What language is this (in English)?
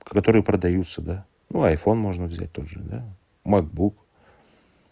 Russian